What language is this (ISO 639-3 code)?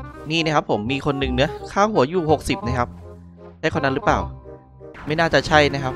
tha